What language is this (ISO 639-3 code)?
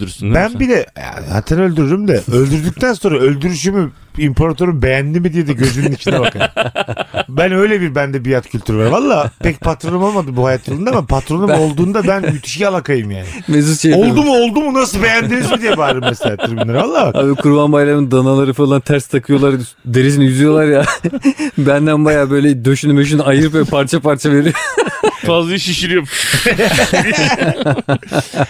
tur